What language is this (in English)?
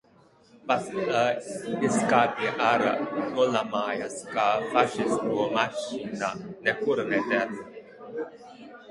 Latvian